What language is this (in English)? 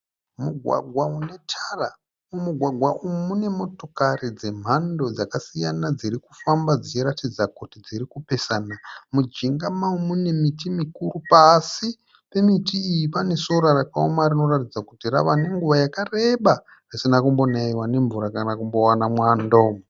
Shona